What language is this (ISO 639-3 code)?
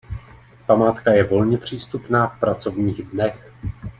ces